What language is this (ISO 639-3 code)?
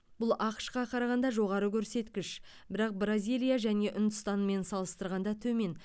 kaz